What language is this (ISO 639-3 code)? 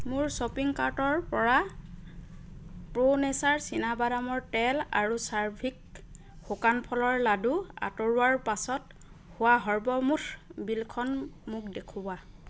asm